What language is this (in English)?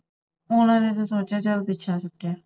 Punjabi